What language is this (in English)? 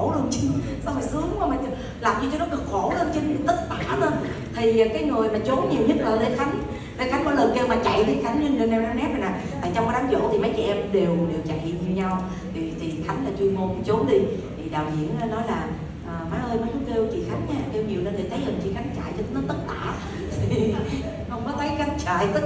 Vietnamese